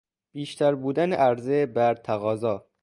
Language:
Persian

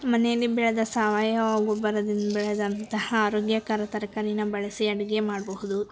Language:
Kannada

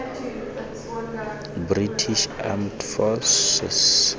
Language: Tswana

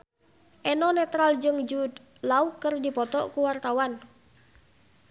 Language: Sundanese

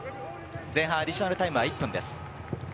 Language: Japanese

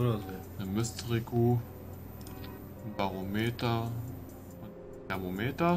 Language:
German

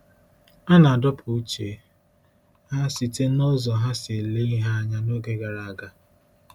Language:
Igbo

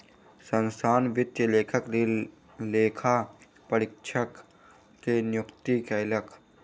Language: Maithili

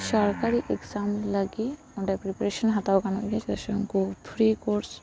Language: Santali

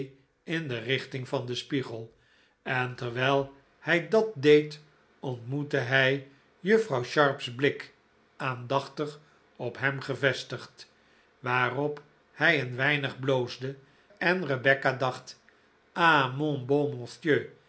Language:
Dutch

